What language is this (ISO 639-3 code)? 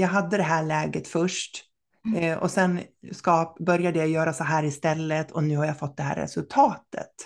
swe